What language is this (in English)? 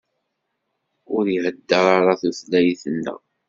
Kabyle